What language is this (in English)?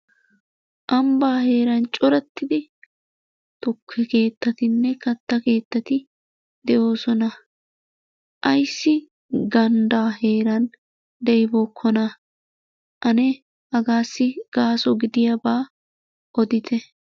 Wolaytta